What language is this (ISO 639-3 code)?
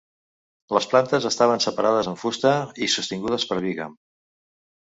cat